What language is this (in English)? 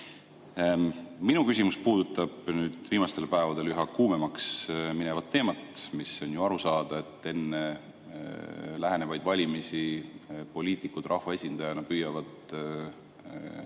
Estonian